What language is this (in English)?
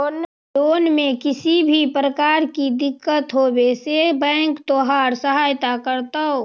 Magahi